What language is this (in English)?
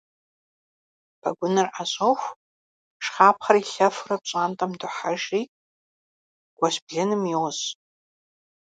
Kabardian